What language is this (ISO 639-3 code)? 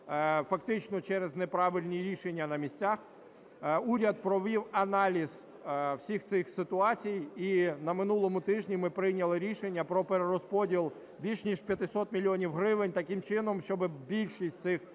ukr